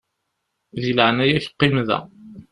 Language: Kabyle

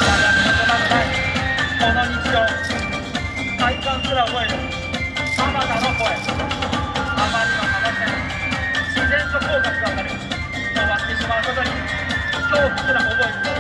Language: Japanese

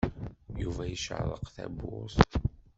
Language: Kabyle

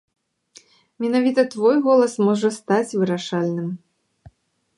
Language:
Belarusian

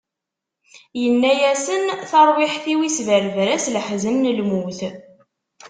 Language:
Kabyle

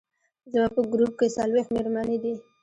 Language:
Pashto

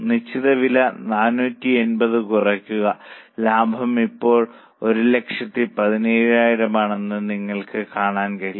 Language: Malayalam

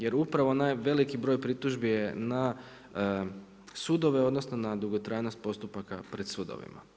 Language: Croatian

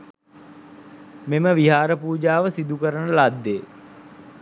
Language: Sinhala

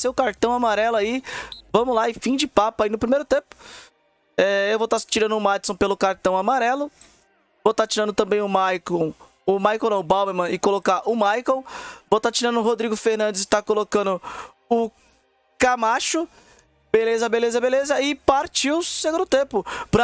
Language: Portuguese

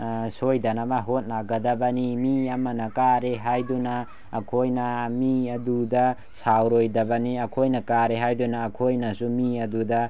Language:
Manipuri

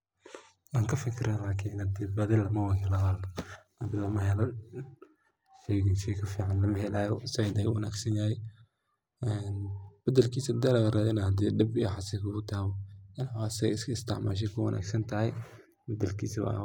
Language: Somali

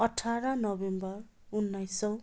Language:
Nepali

